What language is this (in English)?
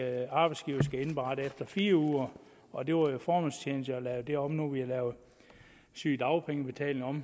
Danish